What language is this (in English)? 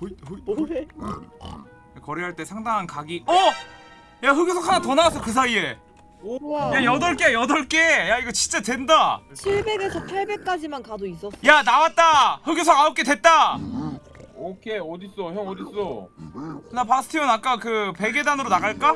Korean